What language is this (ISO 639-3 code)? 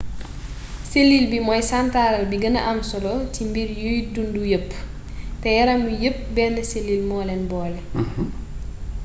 wol